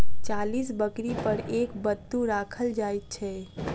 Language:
Maithili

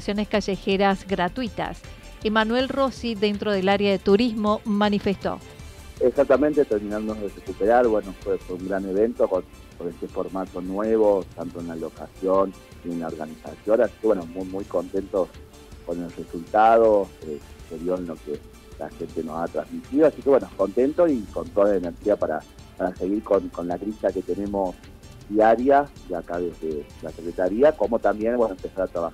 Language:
Spanish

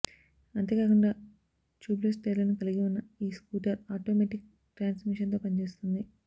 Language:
Telugu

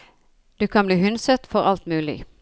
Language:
Norwegian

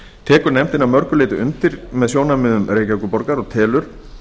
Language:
Icelandic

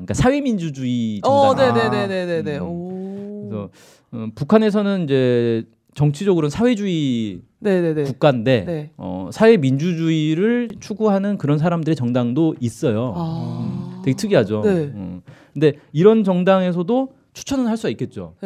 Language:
Korean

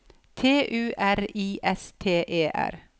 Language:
Norwegian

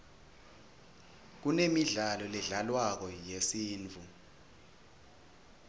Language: Swati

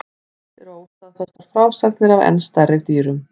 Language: Icelandic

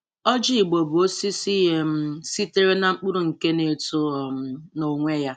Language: Igbo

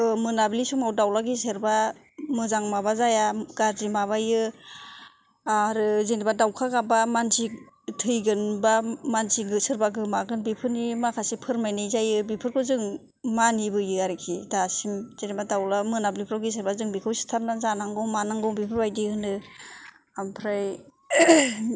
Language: Bodo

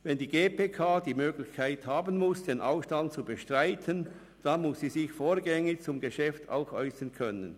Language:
Swiss German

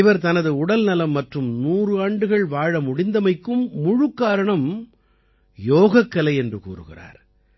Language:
Tamil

